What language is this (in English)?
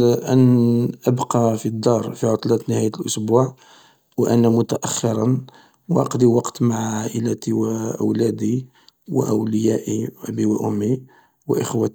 Algerian Arabic